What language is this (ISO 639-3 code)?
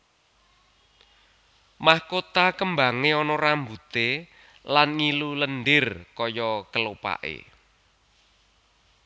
jav